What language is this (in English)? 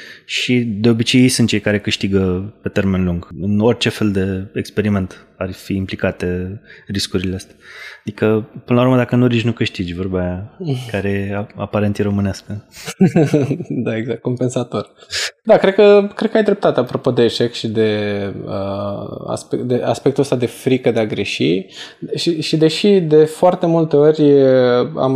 Romanian